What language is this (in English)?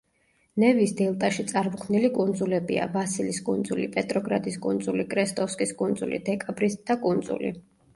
Georgian